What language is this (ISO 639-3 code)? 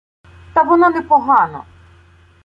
ukr